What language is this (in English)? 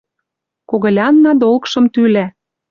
Western Mari